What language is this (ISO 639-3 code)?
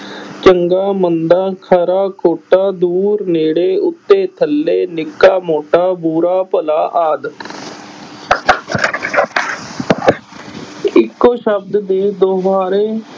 pan